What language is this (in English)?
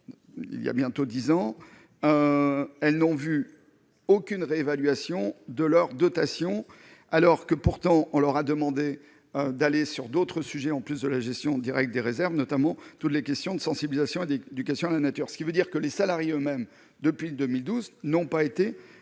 French